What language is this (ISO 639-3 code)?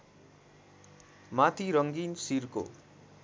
nep